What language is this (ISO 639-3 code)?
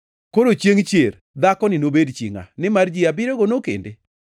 luo